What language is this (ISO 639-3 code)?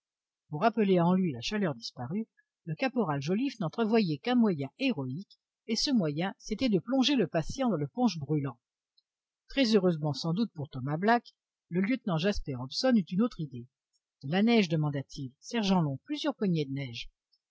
fra